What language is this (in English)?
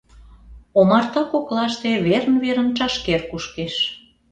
Mari